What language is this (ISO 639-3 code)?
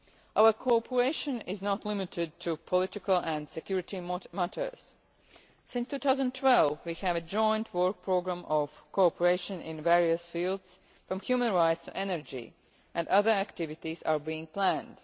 eng